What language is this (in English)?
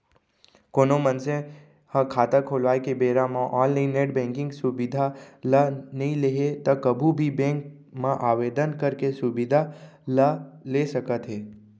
Chhattisgarhi